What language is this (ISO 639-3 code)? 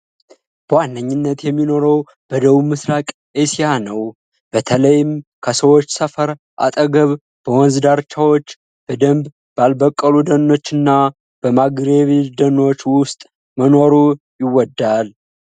amh